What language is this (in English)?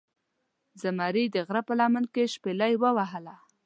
Pashto